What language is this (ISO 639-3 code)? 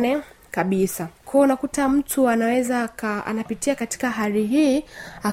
swa